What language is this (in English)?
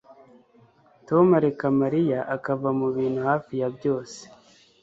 Kinyarwanda